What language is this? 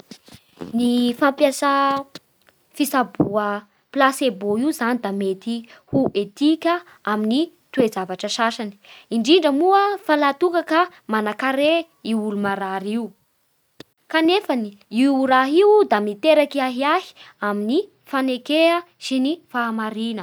Bara Malagasy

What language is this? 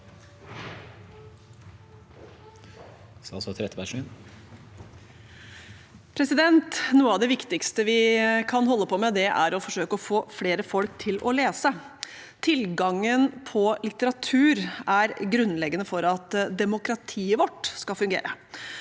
Norwegian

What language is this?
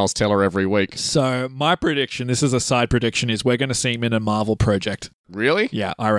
English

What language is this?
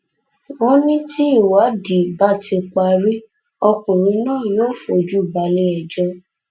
Yoruba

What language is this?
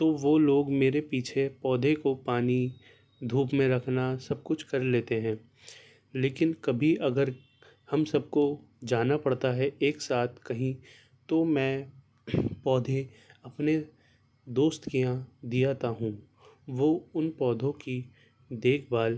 Urdu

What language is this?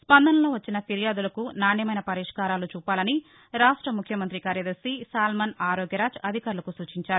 Telugu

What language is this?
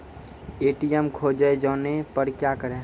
Maithili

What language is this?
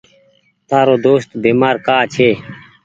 Goaria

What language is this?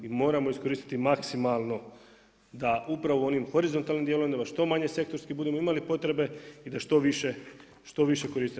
Croatian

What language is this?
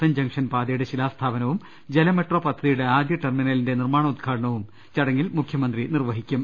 Malayalam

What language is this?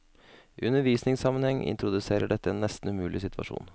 Norwegian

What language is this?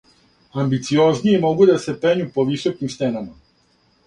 Serbian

